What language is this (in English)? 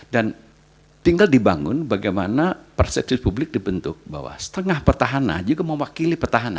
Indonesian